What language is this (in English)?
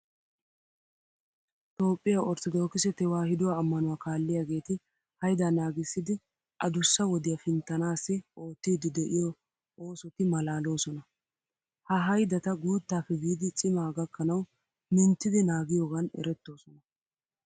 Wolaytta